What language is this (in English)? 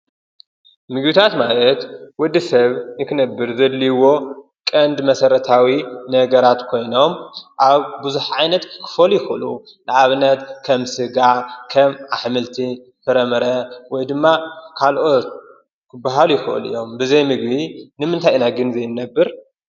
Tigrinya